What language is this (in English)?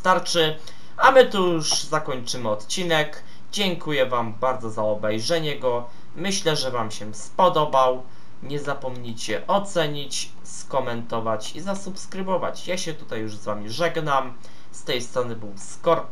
Polish